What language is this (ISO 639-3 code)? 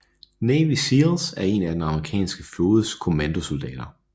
dan